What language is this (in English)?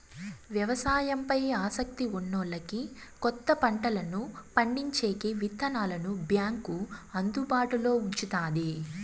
Telugu